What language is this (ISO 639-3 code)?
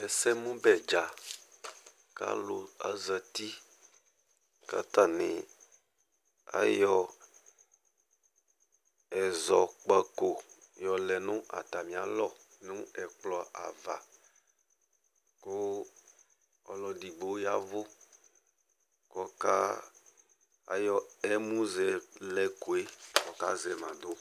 kpo